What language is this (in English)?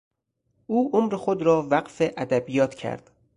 Persian